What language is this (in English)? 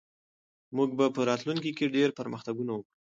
Pashto